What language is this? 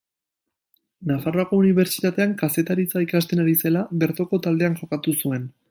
Basque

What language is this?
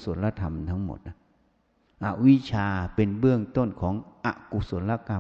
Thai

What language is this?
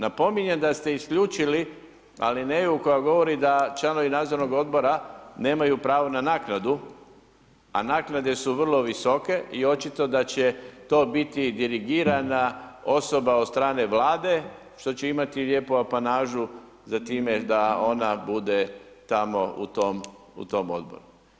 Croatian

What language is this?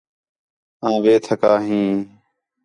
Khetrani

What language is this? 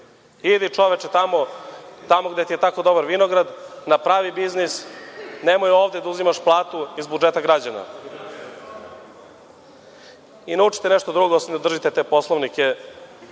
Serbian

